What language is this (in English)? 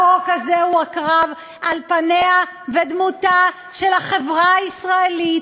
Hebrew